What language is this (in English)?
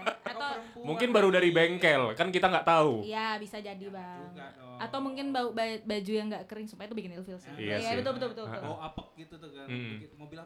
Indonesian